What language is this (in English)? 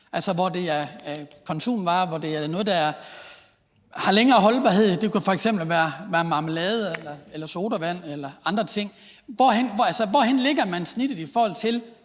Danish